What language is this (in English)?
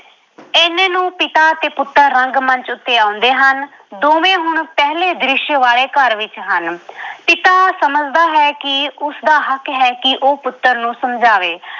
Punjabi